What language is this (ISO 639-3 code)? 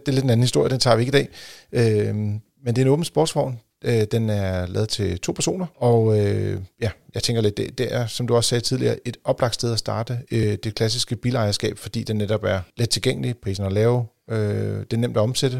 dan